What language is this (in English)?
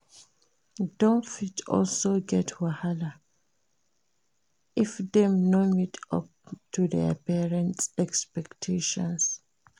Nigerian Pidgin